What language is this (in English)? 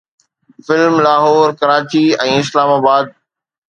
Sindhi